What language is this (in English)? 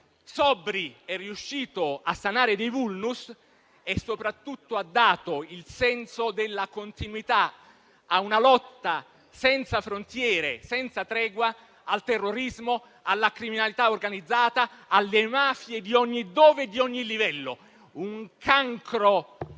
Italian